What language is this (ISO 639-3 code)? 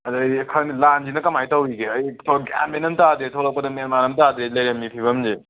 mni